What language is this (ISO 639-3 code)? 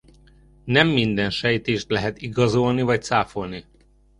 hun